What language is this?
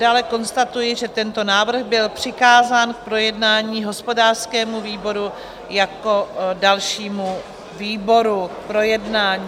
Czech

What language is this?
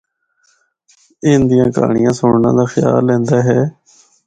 Northern Hindko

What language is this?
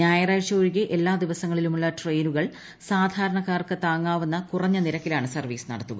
Malayalam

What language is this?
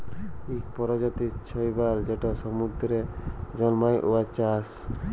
Bangla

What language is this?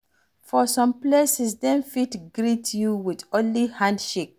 Nigerian Pidgin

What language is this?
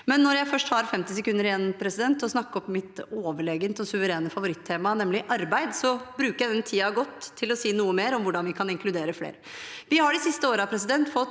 Norwegian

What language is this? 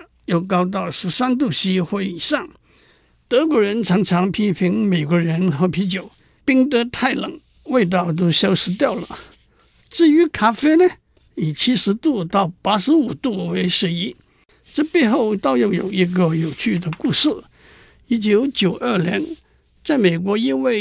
Chinese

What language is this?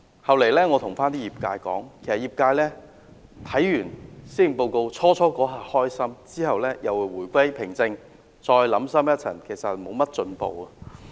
Cantonese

